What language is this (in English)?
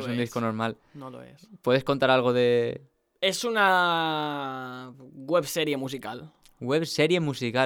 Spanish